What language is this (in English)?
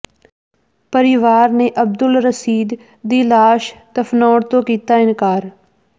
Punjabi